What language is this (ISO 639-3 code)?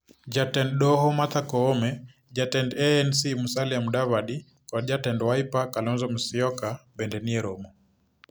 luo